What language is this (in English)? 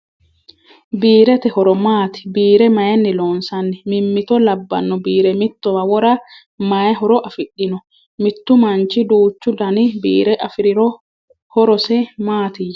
Sidamo